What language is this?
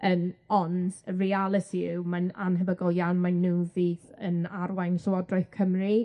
Welsh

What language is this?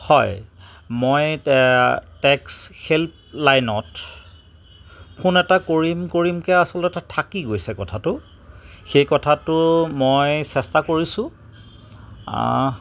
Assamese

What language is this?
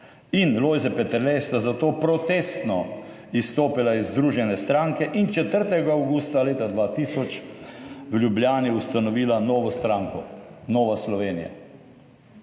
Slovenian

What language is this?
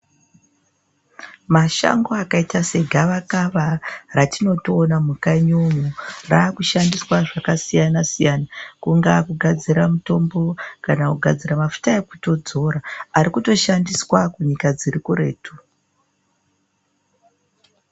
Ndau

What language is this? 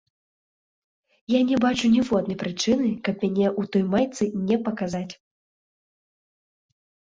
Belarusian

